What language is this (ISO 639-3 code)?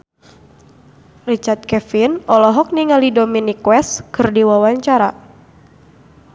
sun